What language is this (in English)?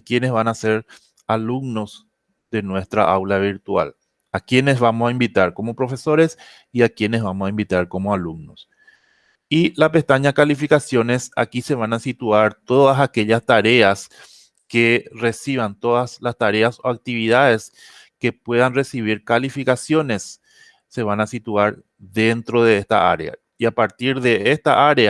Spanish